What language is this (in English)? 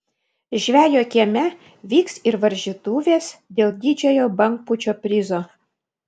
Lithuanian